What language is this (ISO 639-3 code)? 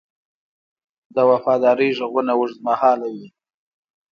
pus